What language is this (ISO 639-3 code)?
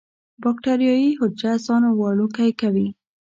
pus